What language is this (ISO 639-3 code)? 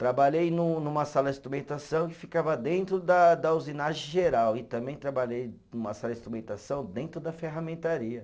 por